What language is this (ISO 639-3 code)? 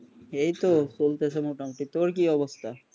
ben